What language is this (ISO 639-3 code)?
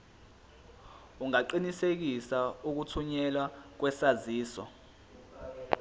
zul